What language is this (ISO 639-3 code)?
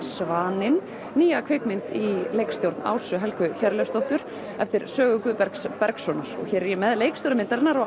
isl